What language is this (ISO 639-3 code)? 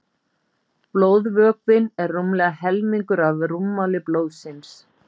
isl